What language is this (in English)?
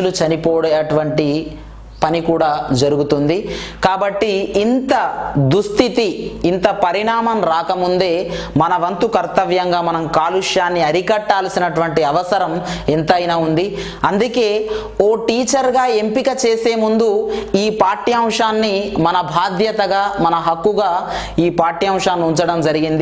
Telugu